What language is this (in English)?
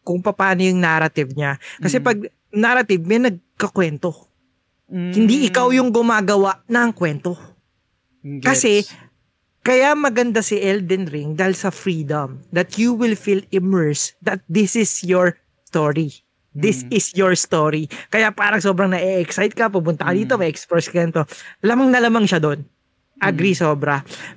Filipino